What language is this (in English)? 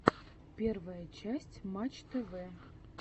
Russian